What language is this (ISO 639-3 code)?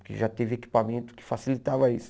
por